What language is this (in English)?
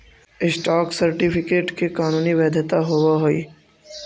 Magahi